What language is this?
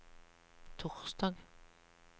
Norwegian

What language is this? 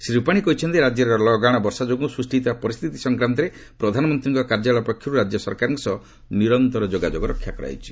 Odia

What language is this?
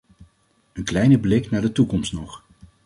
Dutch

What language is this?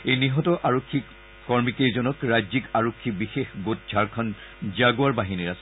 Assamese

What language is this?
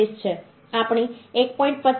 Gujarati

